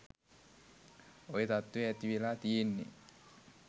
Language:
Sinhala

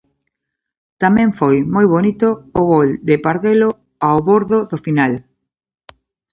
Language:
Galician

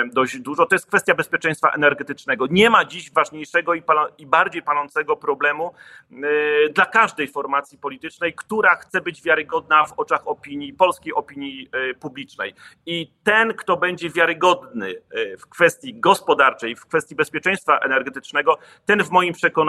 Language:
Polish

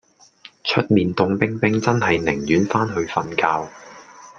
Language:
Cantonese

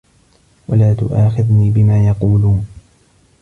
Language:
Arabic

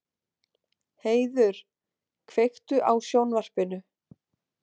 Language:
Icelandic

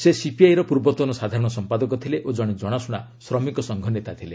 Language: Odia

